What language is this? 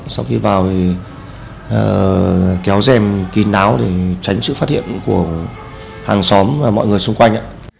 Vietnamese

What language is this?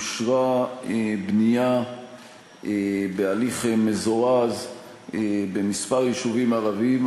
Hebrew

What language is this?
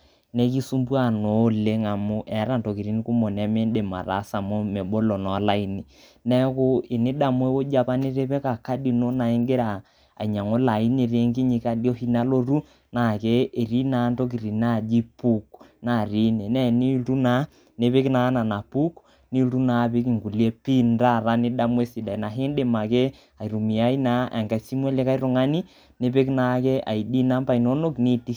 Masai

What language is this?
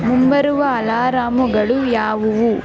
Kannada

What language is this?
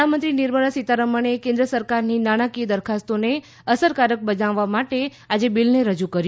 Gujarati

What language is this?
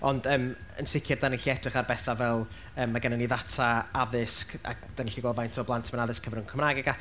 Welsh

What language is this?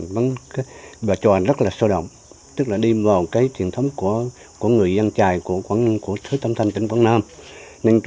Vietnamese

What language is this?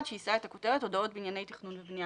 Hebrew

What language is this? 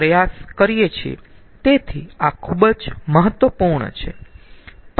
Gujarati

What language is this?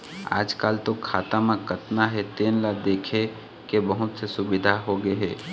Chhattisgarhi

